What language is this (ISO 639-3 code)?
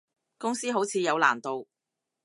yue